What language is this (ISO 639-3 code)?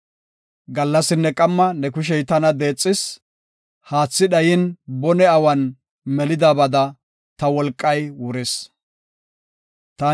gof